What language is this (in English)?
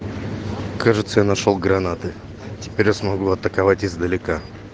Russian